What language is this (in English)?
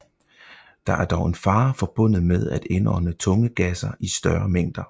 Danish